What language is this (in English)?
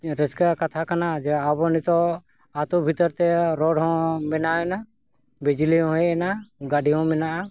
Santali